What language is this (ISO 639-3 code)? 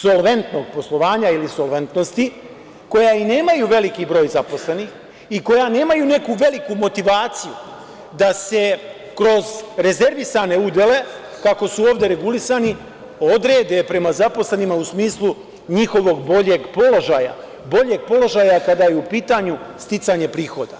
srp